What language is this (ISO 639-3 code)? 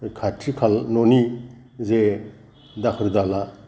brx